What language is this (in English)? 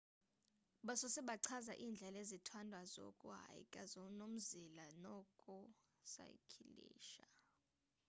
Xhosa